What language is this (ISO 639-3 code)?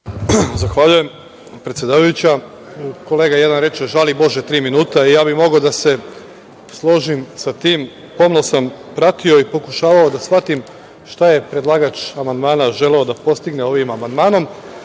srp